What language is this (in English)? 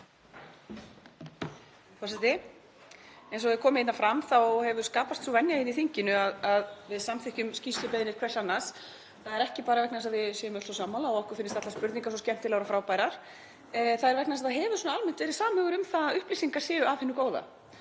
Icelandic